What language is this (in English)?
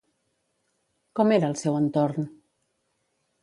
Catalan